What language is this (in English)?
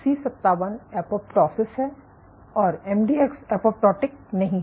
Hindi